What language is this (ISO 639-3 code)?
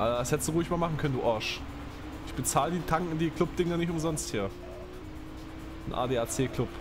deu